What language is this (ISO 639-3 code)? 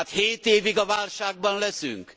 hun